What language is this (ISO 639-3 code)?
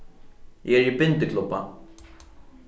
fao